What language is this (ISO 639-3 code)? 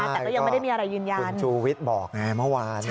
tha